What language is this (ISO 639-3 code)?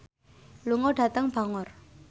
jav